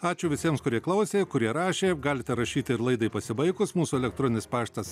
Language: Lithuanian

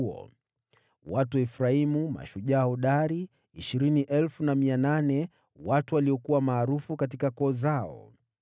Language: Swahili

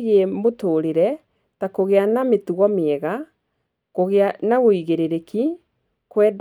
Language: Kikuyu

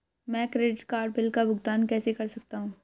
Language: Hindi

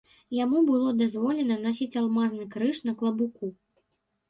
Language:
Belarusian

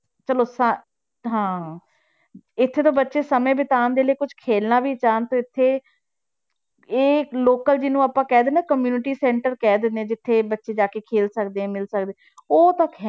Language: Punjabi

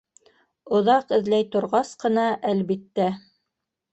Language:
Bashkir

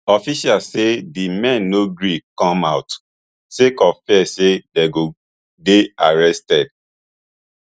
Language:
Nigerian Pidgin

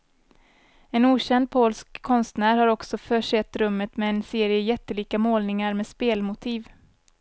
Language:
Swedish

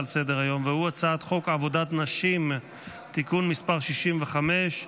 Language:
Hebrew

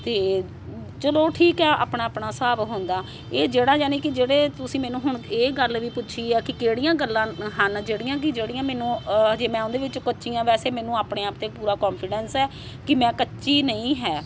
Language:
Punjabi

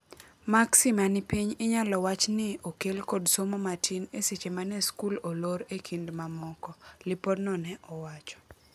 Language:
Luo (Kenya and Tanzania)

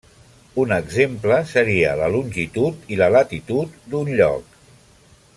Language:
Catalan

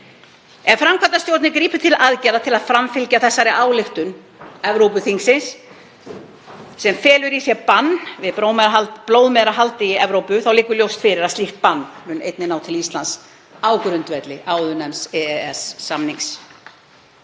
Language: Icelandic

